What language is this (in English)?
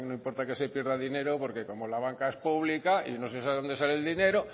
Spanish